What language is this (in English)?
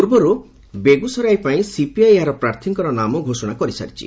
Odia